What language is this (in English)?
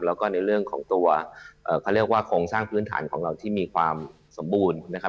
Thai